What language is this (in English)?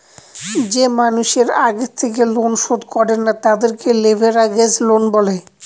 Bangla